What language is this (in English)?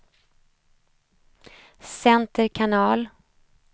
Swedish